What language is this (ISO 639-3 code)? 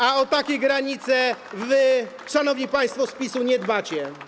pol